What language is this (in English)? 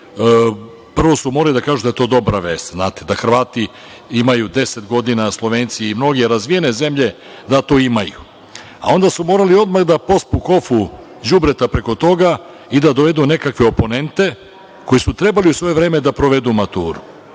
Serbian